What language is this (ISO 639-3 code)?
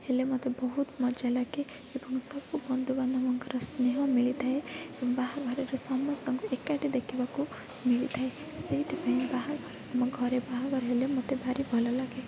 ori